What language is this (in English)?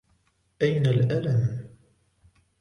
Arabic